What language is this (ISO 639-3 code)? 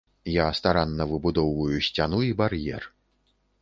bel